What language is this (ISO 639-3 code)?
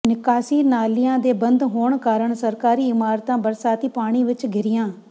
pan